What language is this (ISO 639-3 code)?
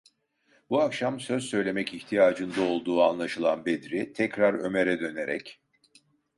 tur